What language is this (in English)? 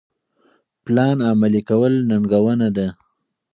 Pashto